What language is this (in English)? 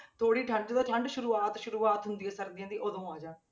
Punjabi